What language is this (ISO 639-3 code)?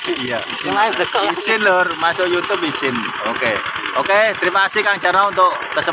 ind